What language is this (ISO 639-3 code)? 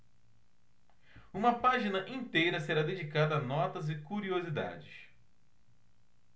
por